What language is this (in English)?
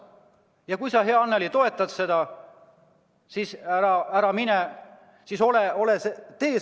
Estonian